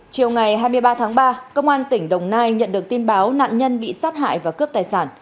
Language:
Vietnamese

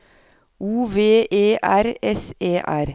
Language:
Norwegian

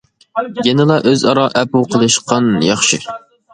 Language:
Uyghur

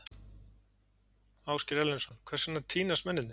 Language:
Icelandic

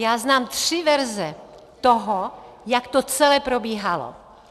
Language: Czech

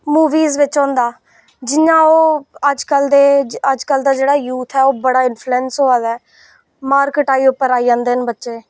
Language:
Dogri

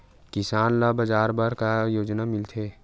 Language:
Chhattisgarhi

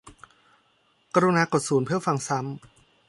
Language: Thai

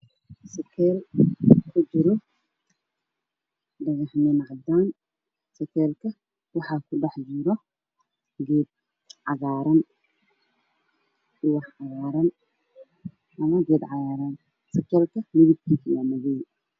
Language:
Somali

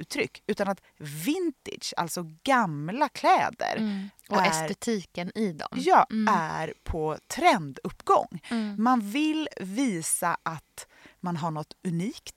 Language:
Swedish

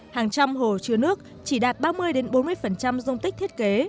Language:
Vietnamese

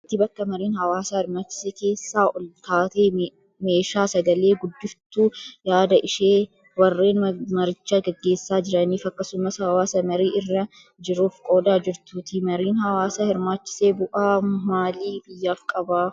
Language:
Oromo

